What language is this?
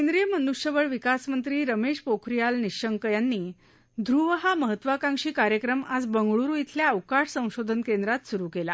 Marathi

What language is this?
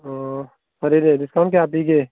Manipuri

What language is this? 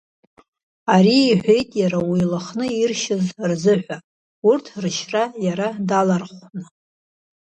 Abkhazian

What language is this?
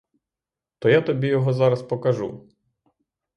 Ukrainian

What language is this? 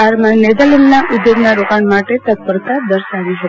Gujarati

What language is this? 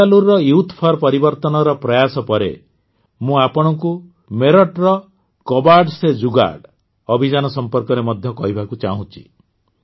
Odia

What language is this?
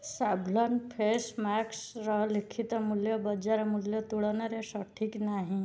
Odia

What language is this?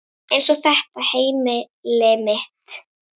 Icelandic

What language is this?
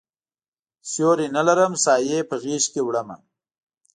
Pashto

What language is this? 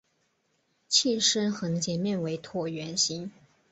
Chinese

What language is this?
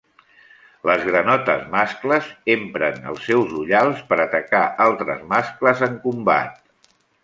Catalan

